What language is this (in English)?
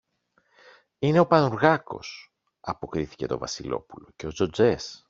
Greek